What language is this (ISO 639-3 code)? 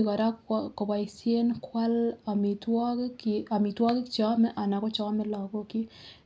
kln